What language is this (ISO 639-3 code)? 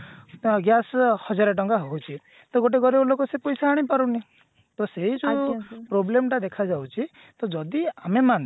ori